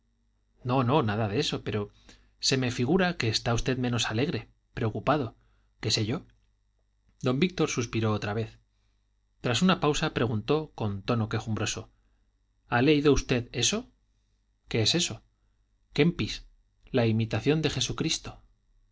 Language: Spanish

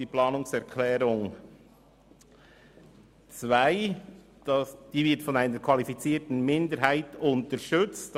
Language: Swiss German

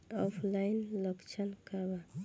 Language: Bhojpuri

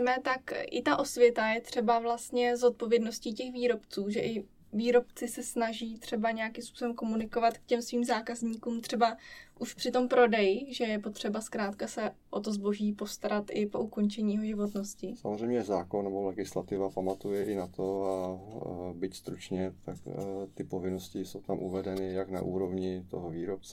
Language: Czech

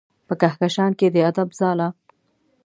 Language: Pashto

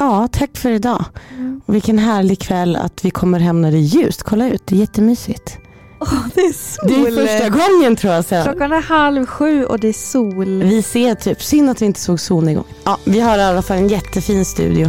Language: Swedish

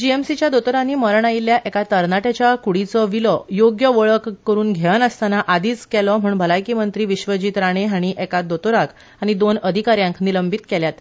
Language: Konkani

